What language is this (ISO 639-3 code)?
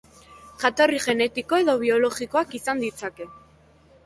eus